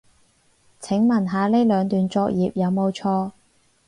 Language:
Cantonese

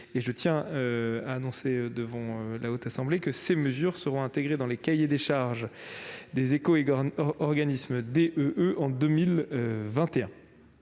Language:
French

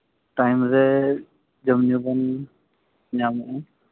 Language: Santali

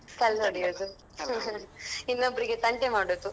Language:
Kannada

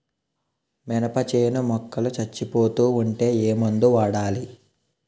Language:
Telugu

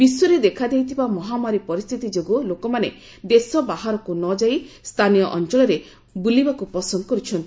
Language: Odia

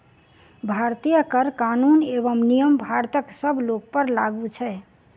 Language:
Maithili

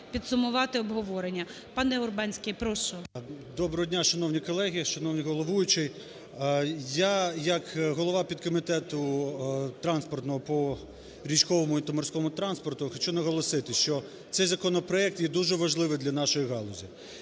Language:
Ukrainian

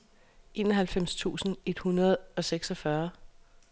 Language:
Danish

